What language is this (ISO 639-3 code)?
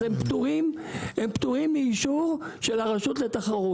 heb